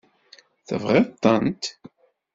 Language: Kabyle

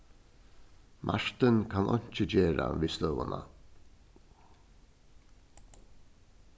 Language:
Faroese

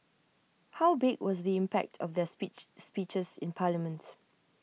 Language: English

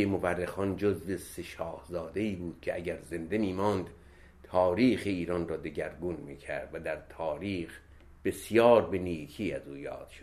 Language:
Persian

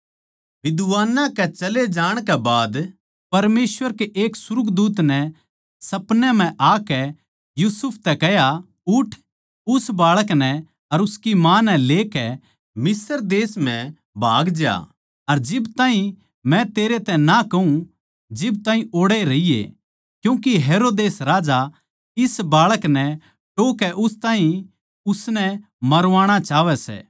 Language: Haryanvi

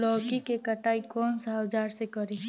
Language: Bhojpuri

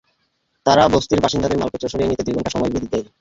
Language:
Bangla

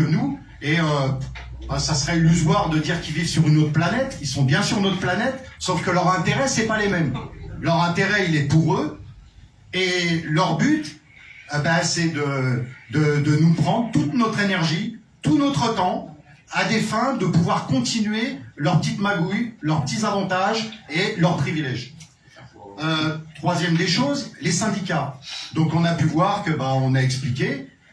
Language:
French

